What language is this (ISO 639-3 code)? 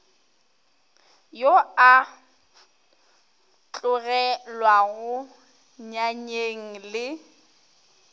nso